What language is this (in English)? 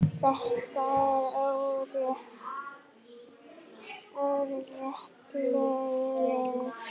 Icelandic